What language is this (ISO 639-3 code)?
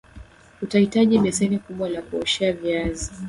swa